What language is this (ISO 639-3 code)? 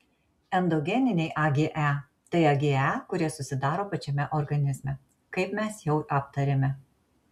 lit